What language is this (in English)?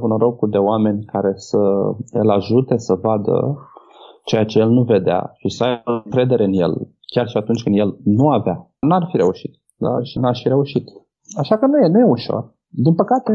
Romanian